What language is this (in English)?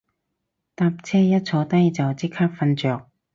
Cantonese